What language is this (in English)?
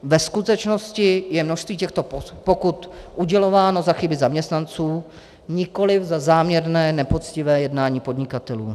Czech